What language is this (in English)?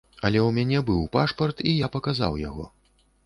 Belarusian